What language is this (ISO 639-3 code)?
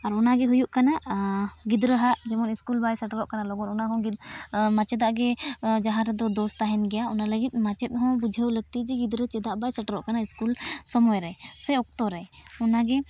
sat